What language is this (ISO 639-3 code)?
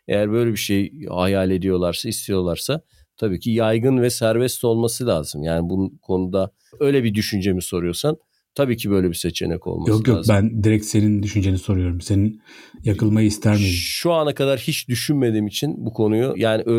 tur